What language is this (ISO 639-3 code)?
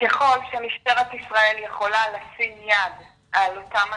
heb